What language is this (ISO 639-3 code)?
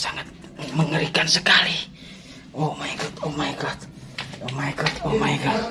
ind